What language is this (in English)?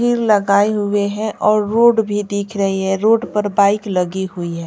Hindi